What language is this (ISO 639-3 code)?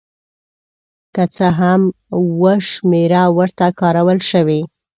pus